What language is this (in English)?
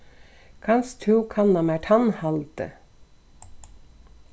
Faroese